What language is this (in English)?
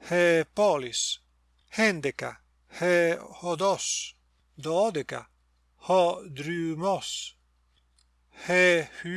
Greek